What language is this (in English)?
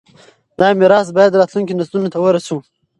Pashto